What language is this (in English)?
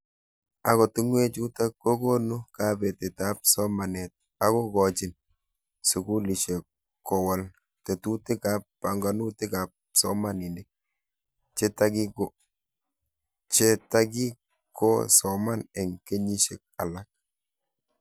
Kalenjin